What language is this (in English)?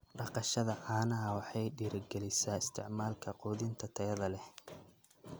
Somali